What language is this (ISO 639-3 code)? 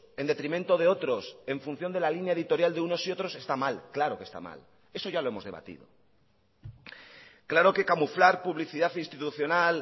spa